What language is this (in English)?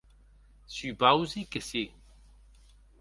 Occitan